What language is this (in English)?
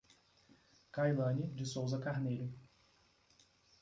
Portuguese